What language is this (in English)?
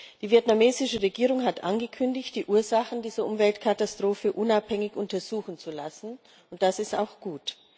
German